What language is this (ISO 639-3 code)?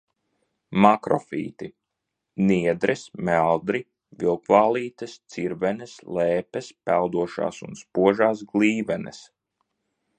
lav